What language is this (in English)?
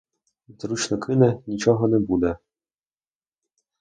Ukrainian